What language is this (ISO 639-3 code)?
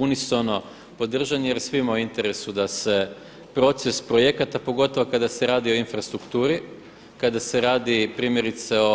hrv